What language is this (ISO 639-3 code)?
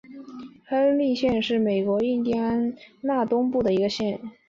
zho